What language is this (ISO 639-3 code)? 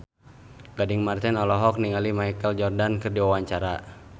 sun